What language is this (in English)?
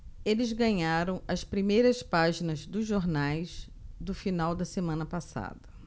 Portuguese